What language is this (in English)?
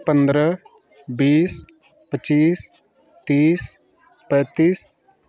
Hindi